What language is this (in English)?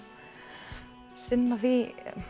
Icelandic